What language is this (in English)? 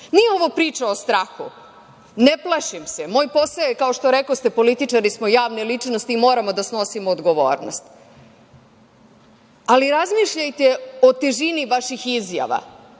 Serbian